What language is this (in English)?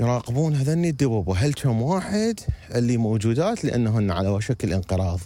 Arabic